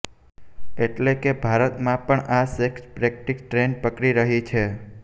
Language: Gujarati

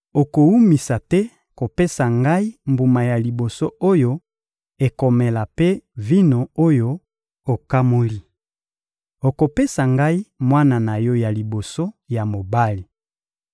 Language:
Lingala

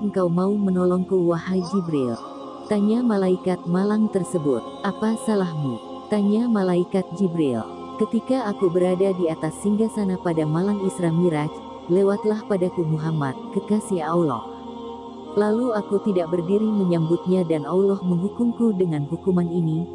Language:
Indonesian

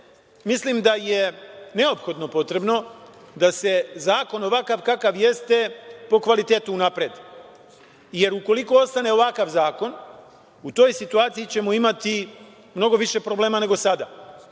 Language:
Serbian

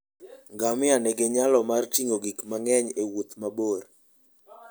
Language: Luo (Kenya and Tanzania)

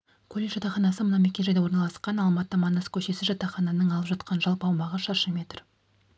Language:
Kazakh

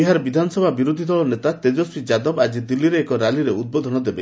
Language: Odia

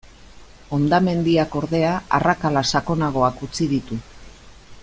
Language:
Basque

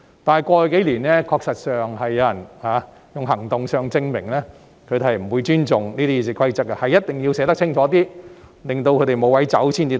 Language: Cantonese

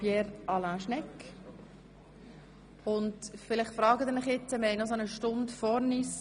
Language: Swiss German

